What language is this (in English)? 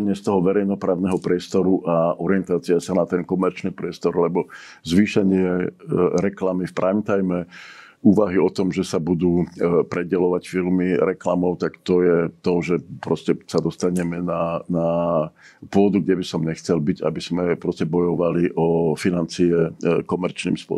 Czech